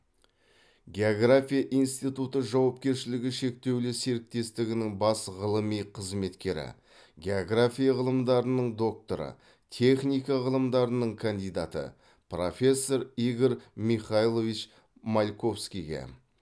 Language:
Kazakh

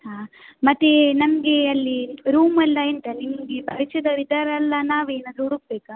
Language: Kannada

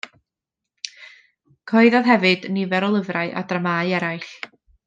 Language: Welsh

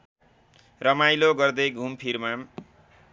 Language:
Nepali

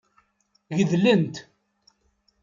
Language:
Kabyle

